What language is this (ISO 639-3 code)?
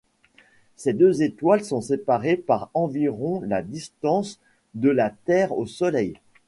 fra